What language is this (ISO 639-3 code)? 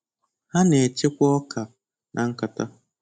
ibo